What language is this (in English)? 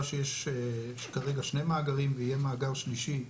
Hebrew